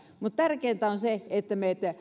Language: Finnish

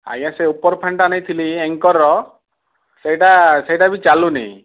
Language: Odia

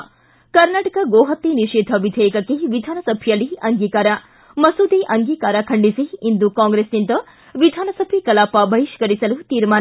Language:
Kannada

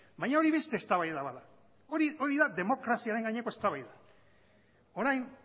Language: Basque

